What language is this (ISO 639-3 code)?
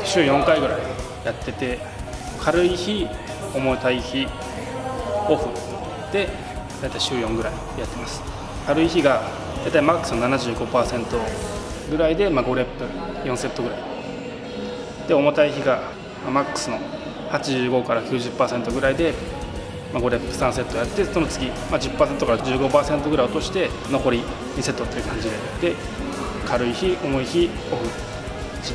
jpn